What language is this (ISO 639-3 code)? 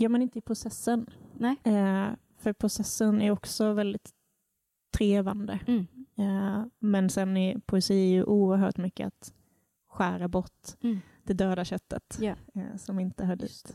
swe